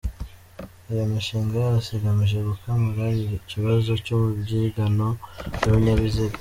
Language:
Kinyarwanda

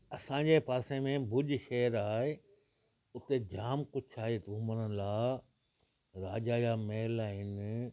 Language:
Sindhi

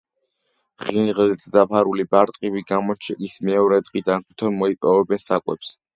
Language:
Georgian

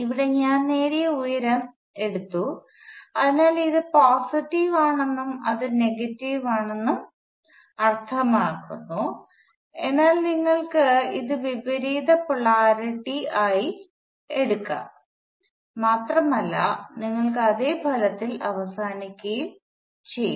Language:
Malayalam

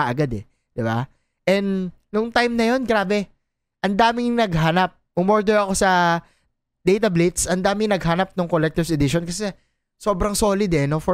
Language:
Filipino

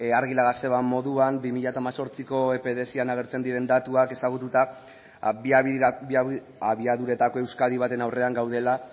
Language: Basque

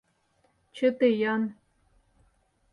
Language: Mari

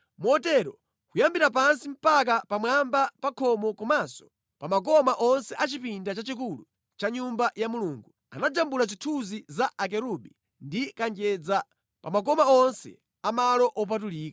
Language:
Nyanja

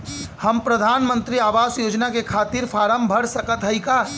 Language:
Bhojpuri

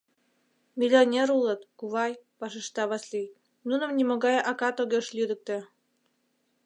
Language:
Mari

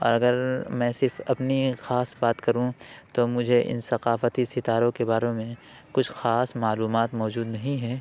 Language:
Urdu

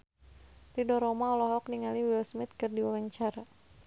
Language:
Sundanese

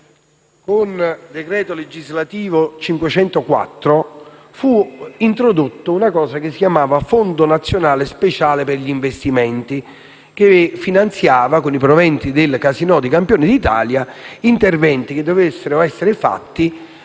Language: Italian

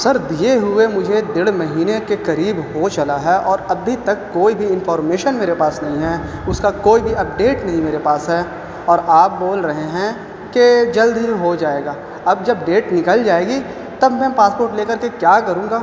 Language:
Urdu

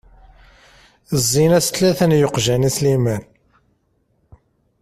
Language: Kabyle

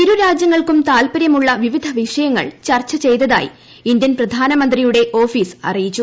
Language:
Malayalam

